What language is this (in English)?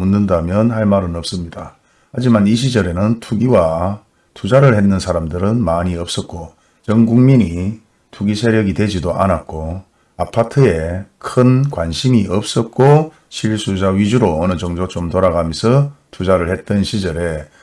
Korean